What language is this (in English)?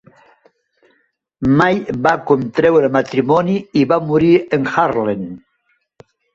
Catalan